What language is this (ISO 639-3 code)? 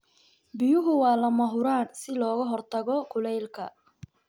som